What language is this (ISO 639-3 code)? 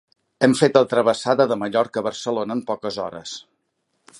cat